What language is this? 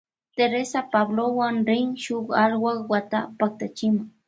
Loja Highland Quichua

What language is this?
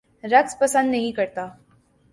Urdu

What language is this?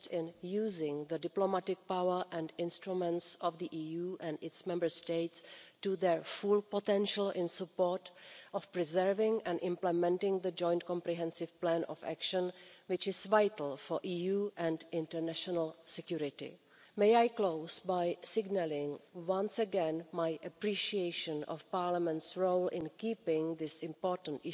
English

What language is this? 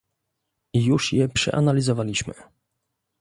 Polish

